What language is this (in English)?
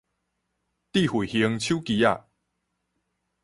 Min Nan Chinese